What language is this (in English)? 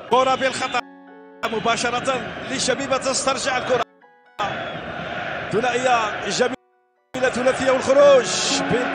Arabic